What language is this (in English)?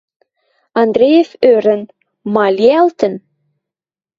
Western Mari